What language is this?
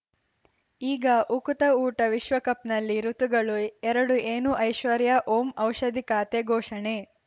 Kannada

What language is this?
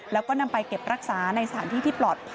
Thai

